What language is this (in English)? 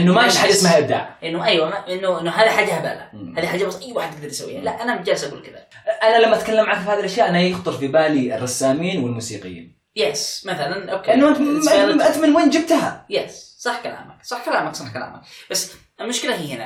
Arabic